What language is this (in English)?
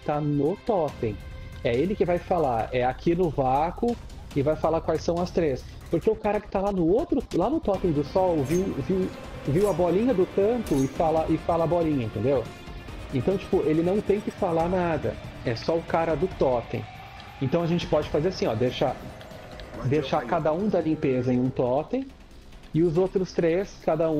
Portuguese